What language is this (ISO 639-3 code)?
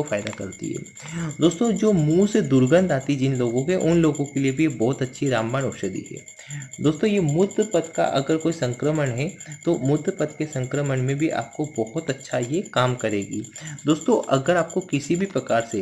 hin